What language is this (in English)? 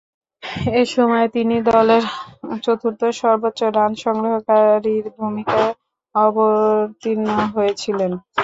Bangla